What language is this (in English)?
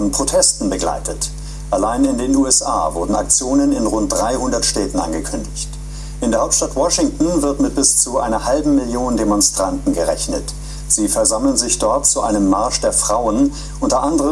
German